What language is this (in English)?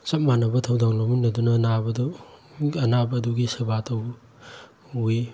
Manipuri